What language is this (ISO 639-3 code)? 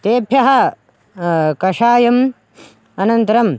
san